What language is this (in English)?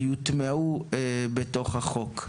Hebrew